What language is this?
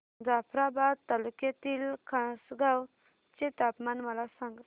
Marathi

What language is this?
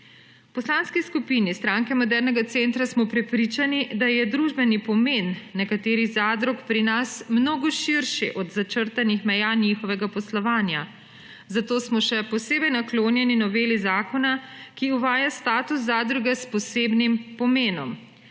Slovenian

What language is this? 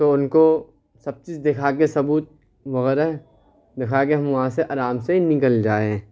Urdu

